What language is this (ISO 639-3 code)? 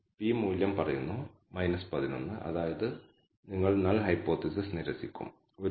mal